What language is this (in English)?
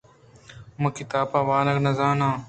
Eastern Balochi